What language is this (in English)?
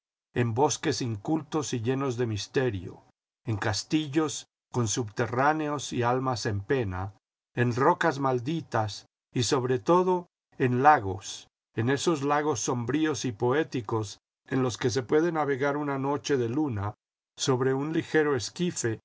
Spanish